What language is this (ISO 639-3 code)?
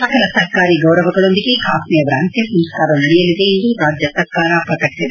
kan